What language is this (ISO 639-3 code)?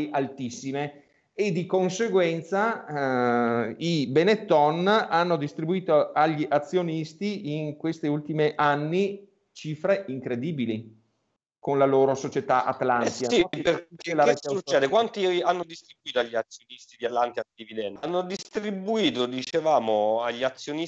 ita